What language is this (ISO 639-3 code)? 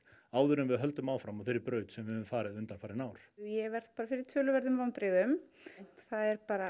isl